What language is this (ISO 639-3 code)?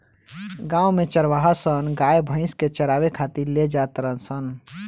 bho